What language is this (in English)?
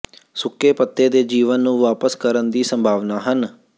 Punjabi